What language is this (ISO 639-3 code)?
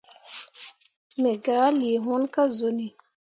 mua